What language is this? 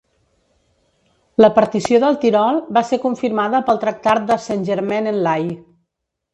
Catalan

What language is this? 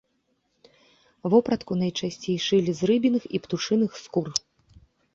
Belarusian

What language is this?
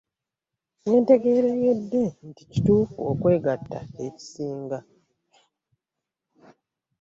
Ganda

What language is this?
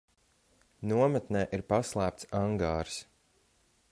Latvian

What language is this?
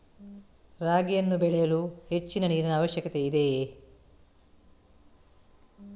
Kannada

